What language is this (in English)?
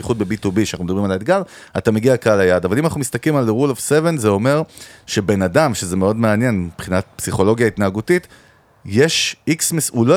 Hebrew